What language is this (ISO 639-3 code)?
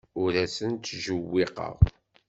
kab